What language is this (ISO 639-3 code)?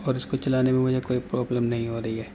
urd